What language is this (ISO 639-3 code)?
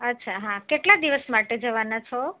guj